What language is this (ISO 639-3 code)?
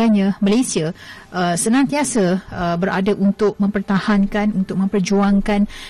msa